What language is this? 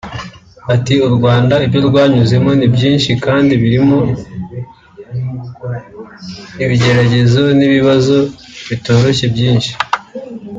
Kinyarwanda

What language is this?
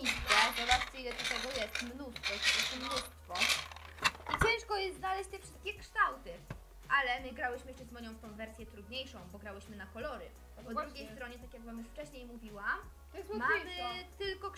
Polish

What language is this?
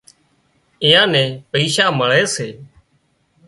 Wadiyara Koli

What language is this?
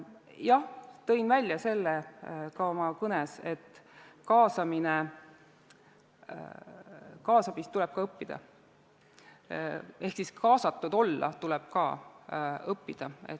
Estonian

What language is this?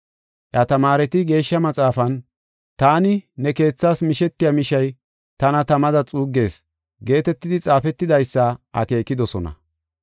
Gofa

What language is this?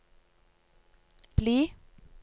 Norwegian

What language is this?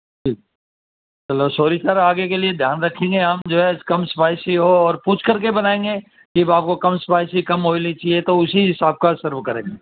Urdu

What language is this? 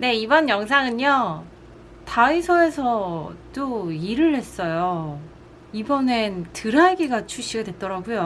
Korean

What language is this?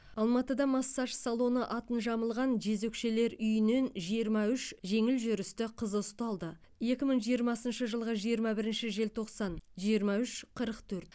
Kazakh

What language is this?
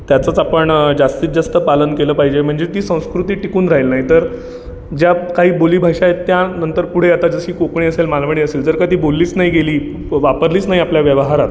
Marathi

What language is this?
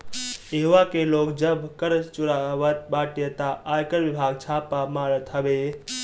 Bhojpuri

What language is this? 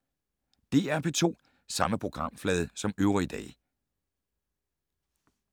Danish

